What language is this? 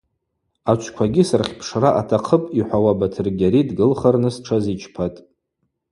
Abaza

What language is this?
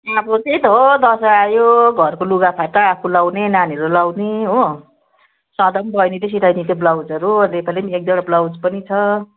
Nepali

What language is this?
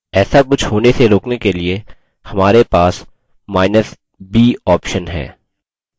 Hindi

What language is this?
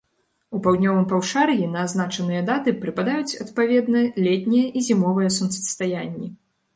Belarusian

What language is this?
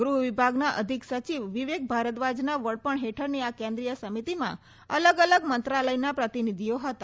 Gujarati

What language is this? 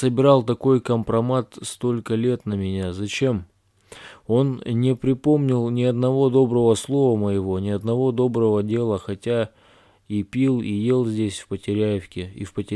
Russian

